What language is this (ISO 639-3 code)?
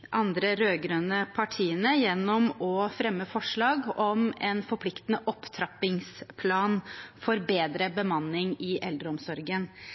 nob